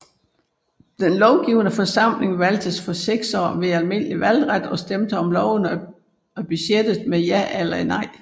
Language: Danish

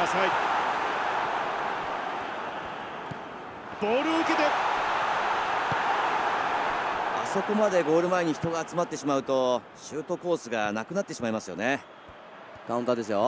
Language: Japanese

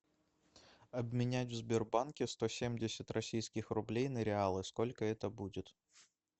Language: Russian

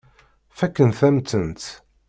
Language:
Kabyle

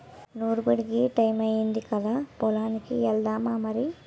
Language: Telugu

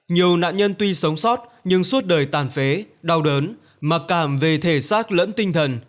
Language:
Vietnamese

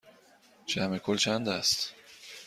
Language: Persian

